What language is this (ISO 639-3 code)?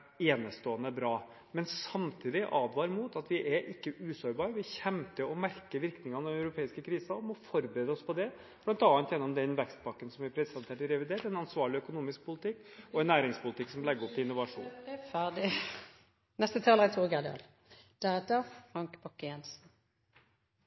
nor